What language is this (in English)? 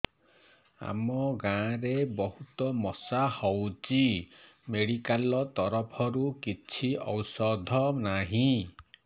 Odia